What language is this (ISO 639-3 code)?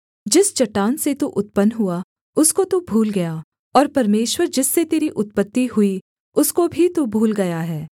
hin